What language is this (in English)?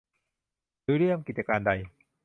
Thai